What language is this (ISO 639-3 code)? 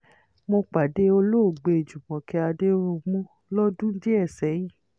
yor